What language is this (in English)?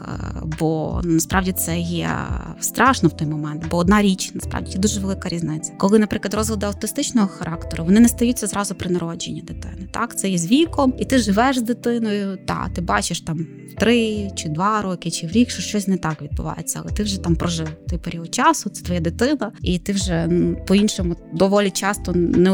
Ukrainian